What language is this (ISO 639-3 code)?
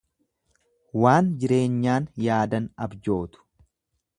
orm